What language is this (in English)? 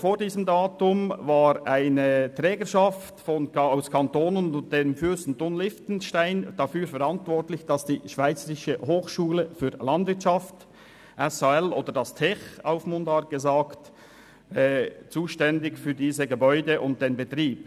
Swiss German